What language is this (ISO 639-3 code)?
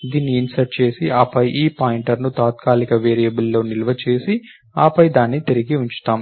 tel